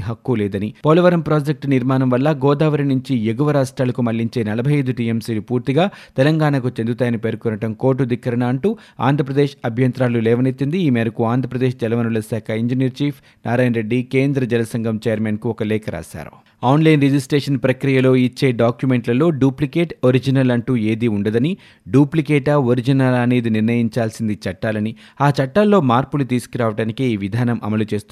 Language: Telugu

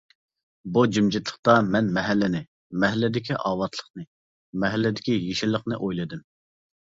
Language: Uyghur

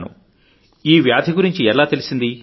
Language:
Telugu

